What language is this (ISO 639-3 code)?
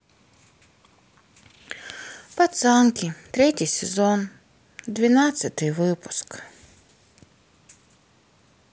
rus